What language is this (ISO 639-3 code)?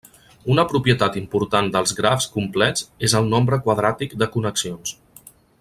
cat